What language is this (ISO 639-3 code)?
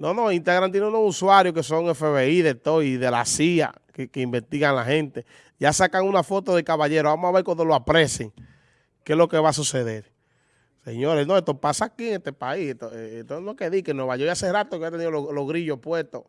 spa